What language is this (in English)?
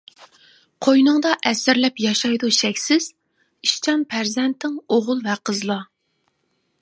Uyghur